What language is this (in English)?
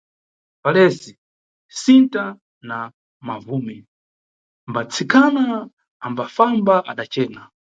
Nyungwe